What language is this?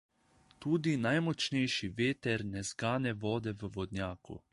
Slovenian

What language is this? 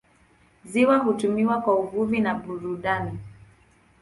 Swahili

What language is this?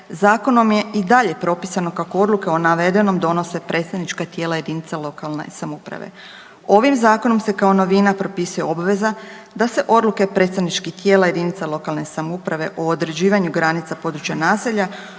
Croatian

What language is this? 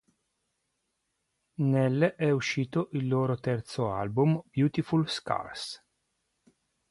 Italian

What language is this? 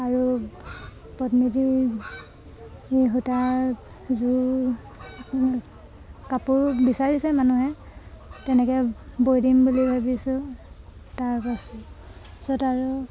Assamese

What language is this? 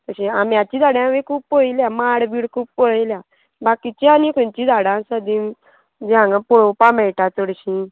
Konkani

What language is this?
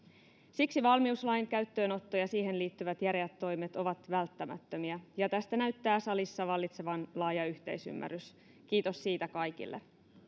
Finnish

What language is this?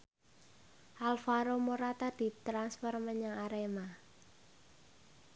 Javanese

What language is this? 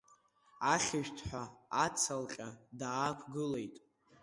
Abkhazian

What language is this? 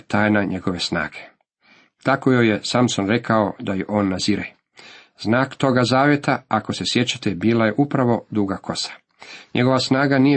Croatian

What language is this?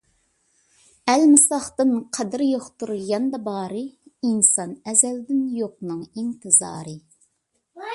Uyghur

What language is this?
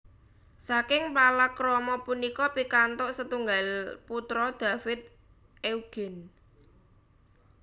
Javanese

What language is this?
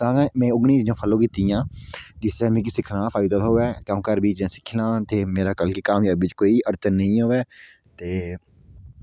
Dogri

